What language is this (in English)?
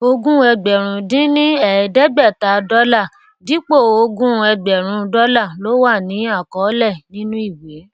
Yoruba